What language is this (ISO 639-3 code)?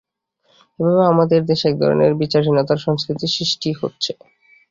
ben